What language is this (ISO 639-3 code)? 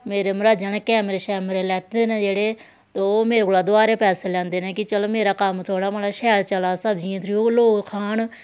doi